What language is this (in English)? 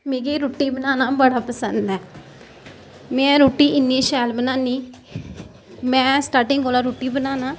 Dogri